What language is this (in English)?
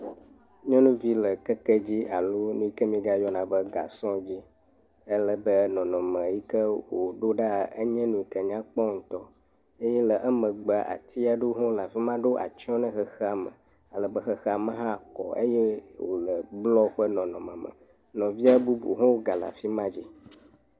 Ewe